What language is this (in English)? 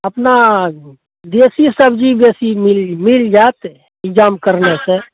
Maithili